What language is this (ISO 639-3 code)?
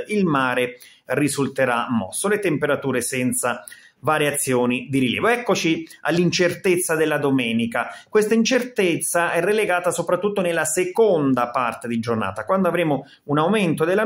ita